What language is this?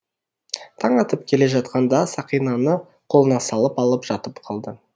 Kazakh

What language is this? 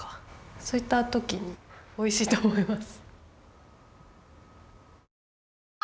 Japanese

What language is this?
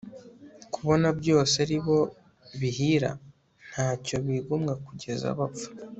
Kinyarwanda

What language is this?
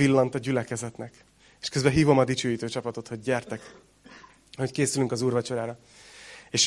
Hungarian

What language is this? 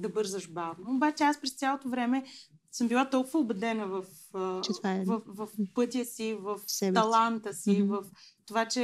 Bulgarian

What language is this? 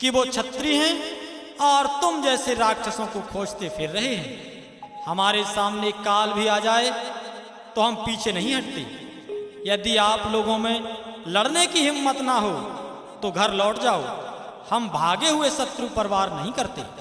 Hindi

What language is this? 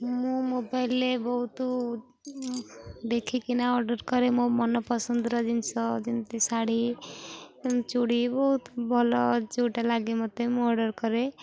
Odia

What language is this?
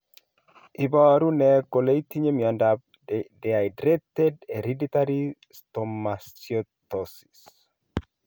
Kalenjin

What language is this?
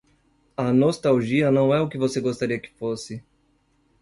Portuguese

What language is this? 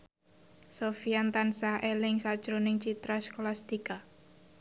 Javanese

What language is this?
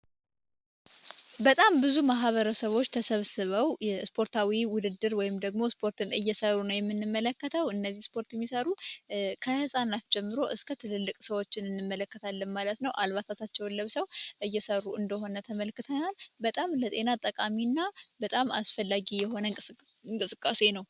Amharic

